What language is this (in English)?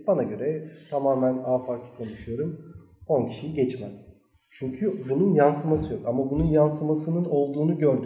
Turkish